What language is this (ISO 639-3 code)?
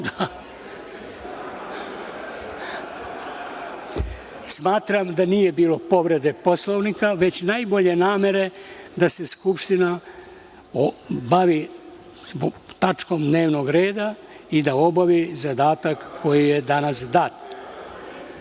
srp